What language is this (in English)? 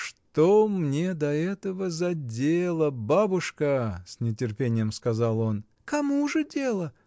Russian